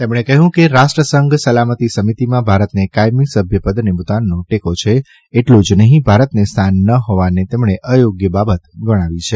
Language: Gujarati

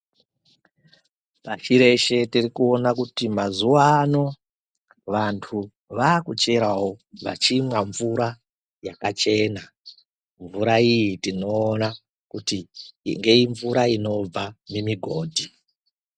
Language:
Ndau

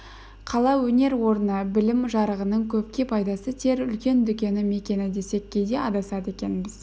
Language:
Kazakh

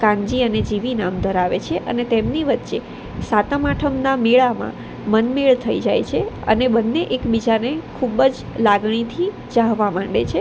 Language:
Gujarati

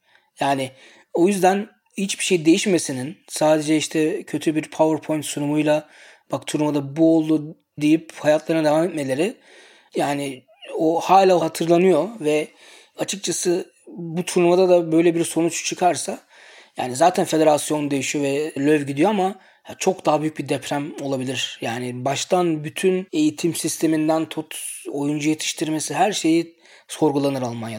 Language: Turkish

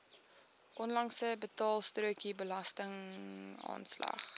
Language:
Afrikaans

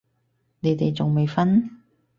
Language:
Cantonese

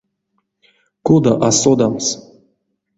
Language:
Erzya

